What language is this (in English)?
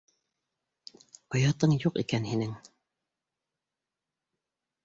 Bashkir